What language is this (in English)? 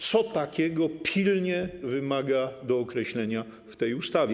Polish